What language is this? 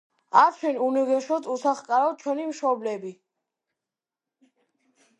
Georgian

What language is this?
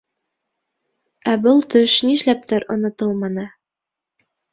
Bashkir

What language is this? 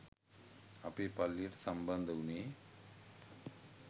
Sinhala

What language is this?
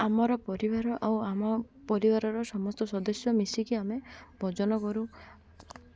Odia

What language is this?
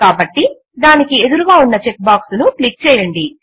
Telugu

